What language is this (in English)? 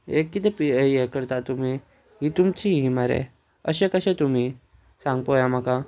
Konkani